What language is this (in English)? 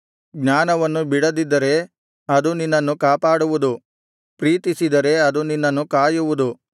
Kannada